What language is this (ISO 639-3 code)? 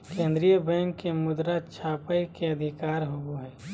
mag